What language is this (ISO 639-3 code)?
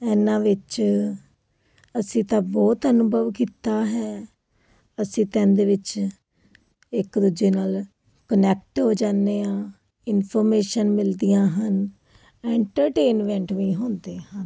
pan